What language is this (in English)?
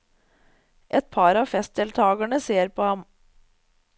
Norwegian